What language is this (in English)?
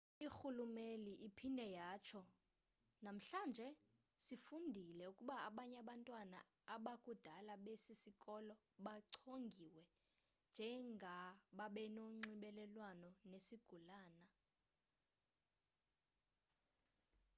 Xhosa